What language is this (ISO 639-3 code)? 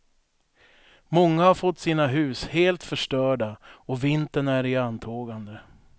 swe